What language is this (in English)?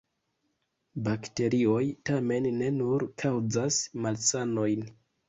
Esperanto